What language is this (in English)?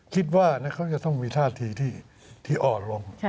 Thai